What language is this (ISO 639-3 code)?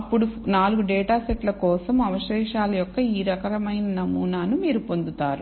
tel